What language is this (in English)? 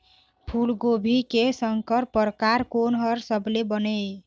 Chhattisgarhi